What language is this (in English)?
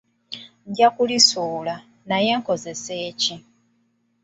Ganda